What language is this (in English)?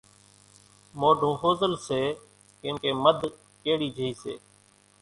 Kachi Koli